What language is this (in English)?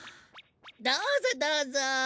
Japanese